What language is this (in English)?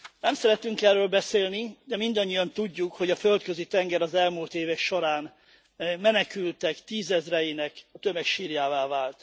Hungarian